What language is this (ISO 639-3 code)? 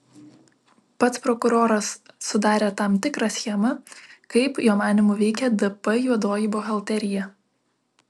lit